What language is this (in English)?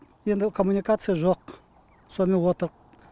Kazakh